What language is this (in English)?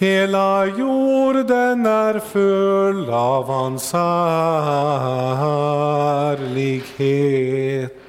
Swedish